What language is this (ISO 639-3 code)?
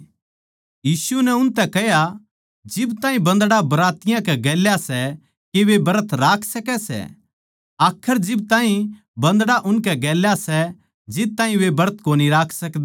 bgc